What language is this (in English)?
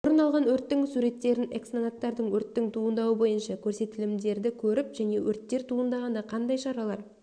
Kazakh